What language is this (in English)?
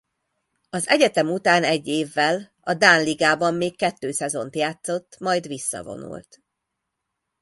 Hungarian